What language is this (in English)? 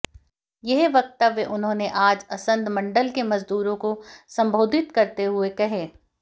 Hindi